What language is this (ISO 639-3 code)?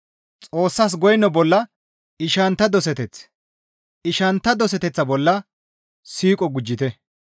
gmv